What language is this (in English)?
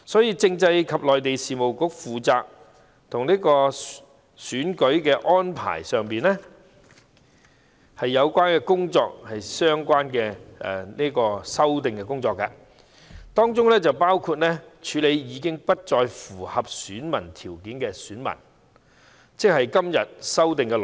Cantonese